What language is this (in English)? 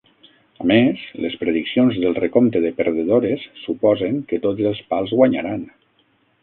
Catalan